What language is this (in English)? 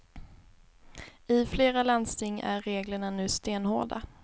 Swedish